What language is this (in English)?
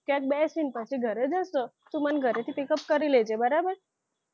Gujarati